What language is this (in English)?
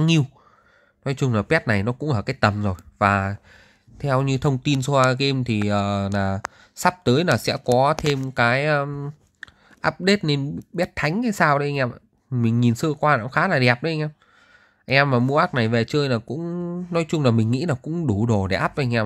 Vietnamese